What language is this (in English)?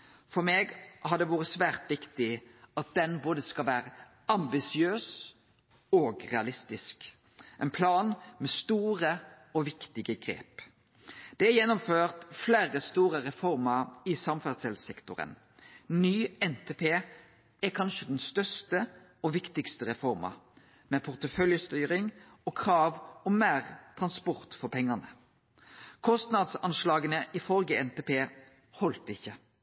Norwegian Nynorsk